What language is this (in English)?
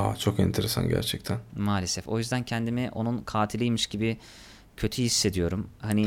Turkish